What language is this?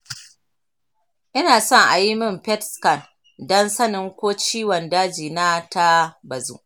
Hausa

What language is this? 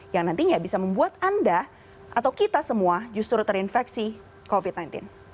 Indonesian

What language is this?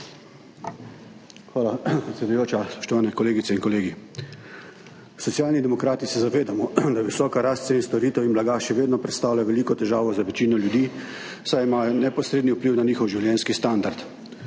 Slovenian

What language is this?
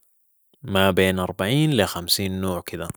Sudanese Arabic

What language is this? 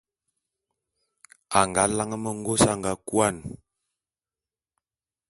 Bulu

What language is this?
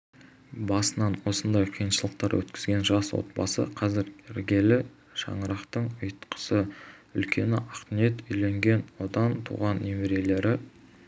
Kazakh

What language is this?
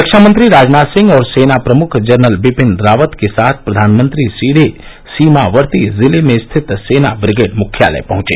Hindi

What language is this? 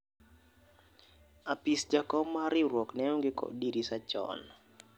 Luo (Kenya and Tanzania)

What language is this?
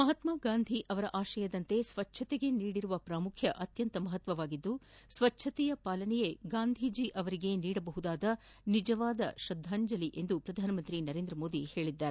Kannada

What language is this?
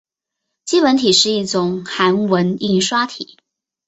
Chinese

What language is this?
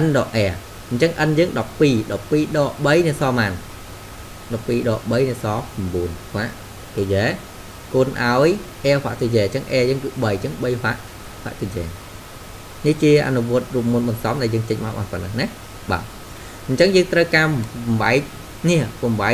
Vietnamese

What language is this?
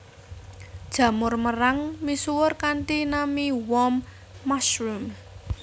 Javanese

